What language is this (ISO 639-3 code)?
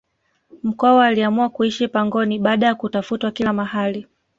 swa